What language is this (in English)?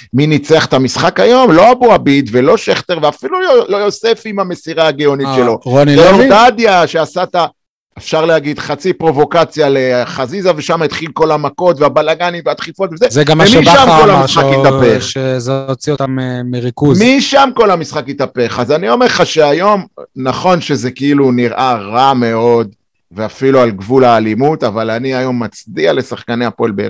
Hebrew